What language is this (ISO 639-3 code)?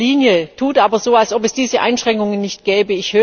deu